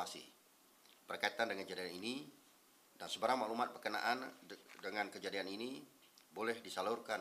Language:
Malay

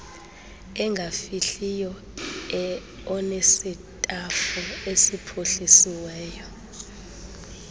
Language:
Xhosa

